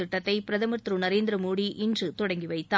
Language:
Tamil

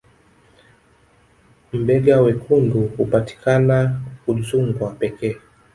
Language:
Swahili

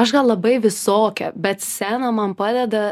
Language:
Lithuanian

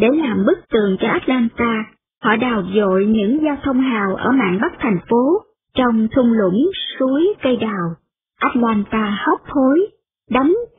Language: Vietnamese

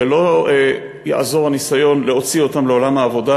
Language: Hebrew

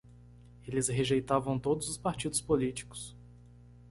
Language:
Portuguese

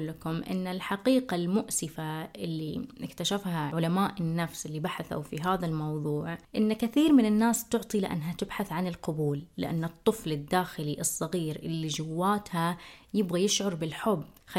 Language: Arabic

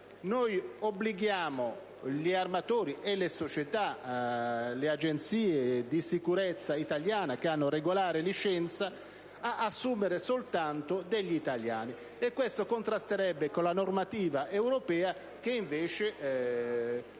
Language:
Italian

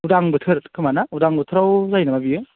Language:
Bodo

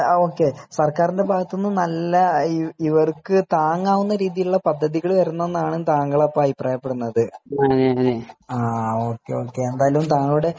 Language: Malayalam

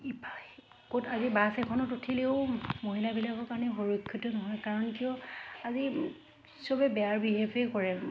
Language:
Assamese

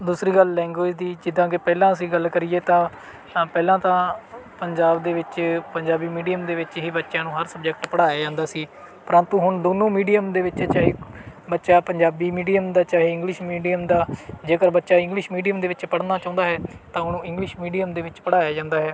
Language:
Punjabi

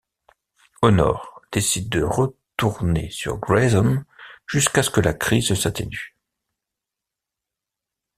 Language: French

